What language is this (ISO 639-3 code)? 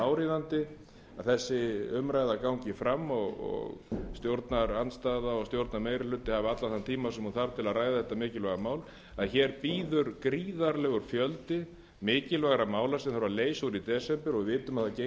isl